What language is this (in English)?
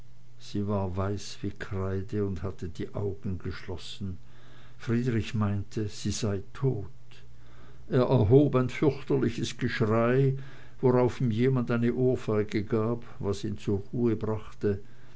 German